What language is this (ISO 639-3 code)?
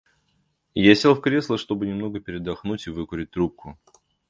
rus